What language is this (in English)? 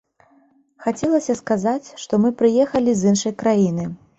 Belarusian